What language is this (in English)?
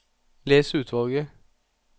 Norwegian